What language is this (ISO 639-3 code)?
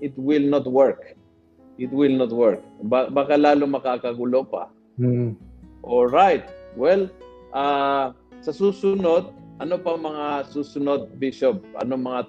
fil